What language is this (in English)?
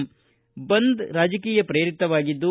Kannada